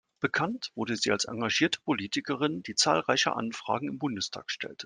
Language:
German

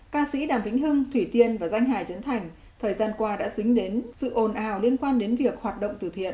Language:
Vietnamese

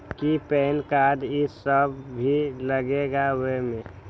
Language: Magahi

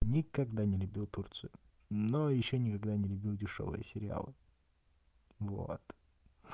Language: Russian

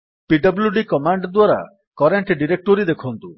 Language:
Odia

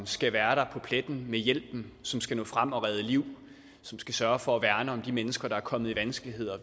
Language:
Danish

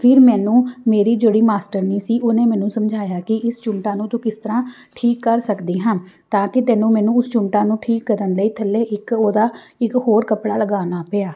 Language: Punjabi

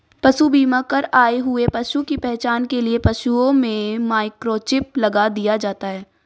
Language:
Hindi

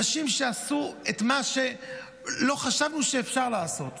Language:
Hebrew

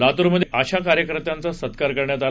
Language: Marathi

